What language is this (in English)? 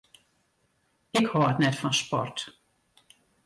Western Frisian